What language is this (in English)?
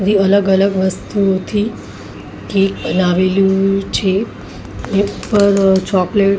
Gujarati